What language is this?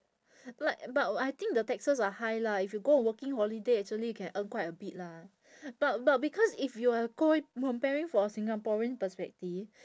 English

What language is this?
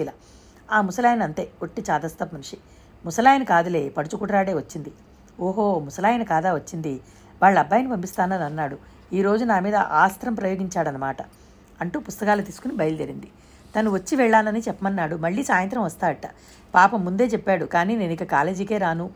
Telugu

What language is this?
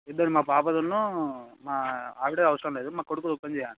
Telugu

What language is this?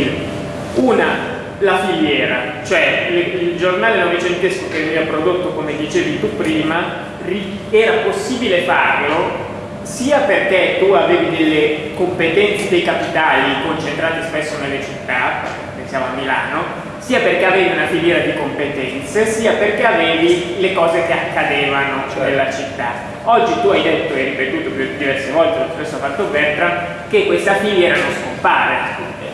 Italian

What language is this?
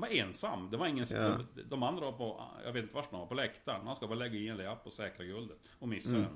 Swedish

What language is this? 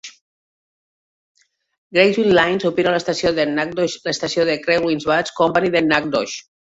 Catalan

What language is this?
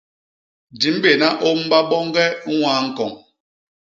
Basaa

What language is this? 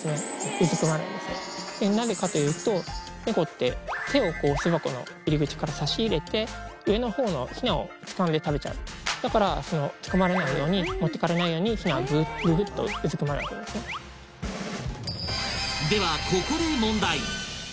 Japanese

